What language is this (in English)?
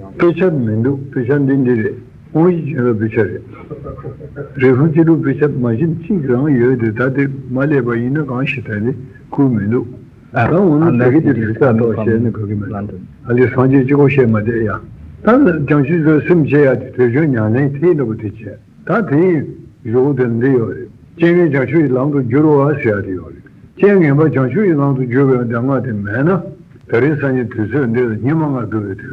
Italian